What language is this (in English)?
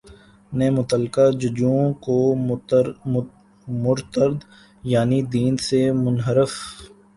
Urdu